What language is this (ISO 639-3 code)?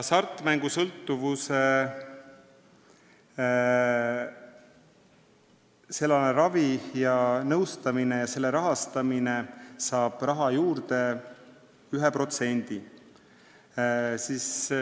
est